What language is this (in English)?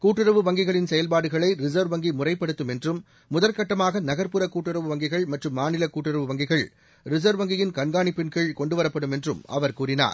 Tamil